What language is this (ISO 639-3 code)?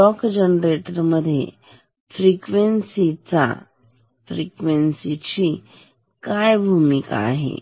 mar